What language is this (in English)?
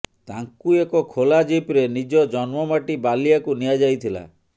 Odia